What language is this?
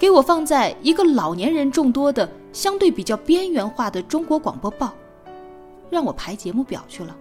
Chinese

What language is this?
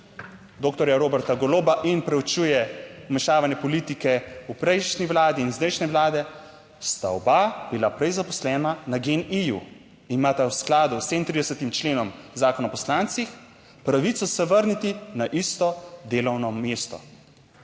Slovenian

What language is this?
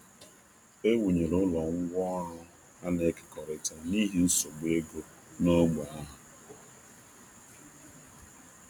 Igbo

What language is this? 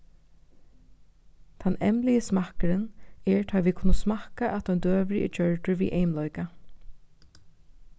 Faroese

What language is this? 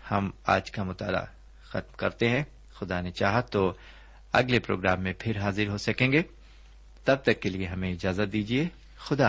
Urdu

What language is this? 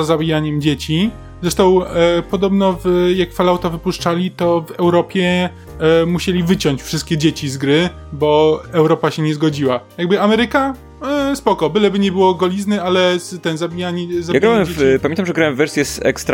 Polish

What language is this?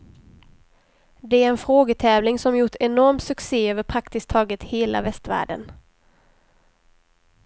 Swedish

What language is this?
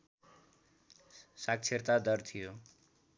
Nepali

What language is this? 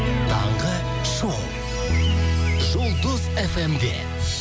Kazakh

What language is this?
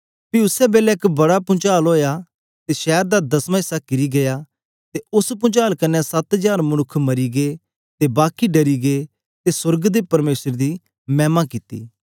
Dogri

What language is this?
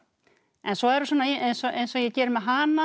Icelandic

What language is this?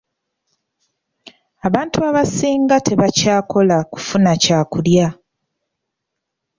Ganda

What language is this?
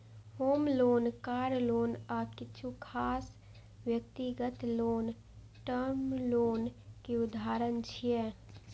Maithili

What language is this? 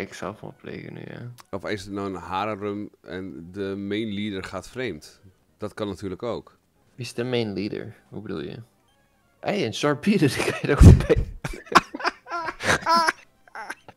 Dutch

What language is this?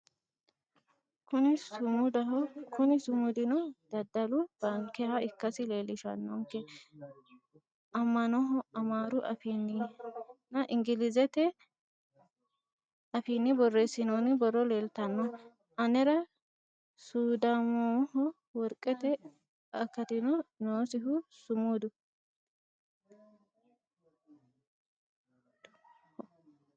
Sidamo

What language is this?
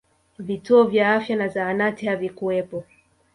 Swahili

